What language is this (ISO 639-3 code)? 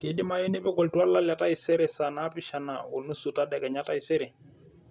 mas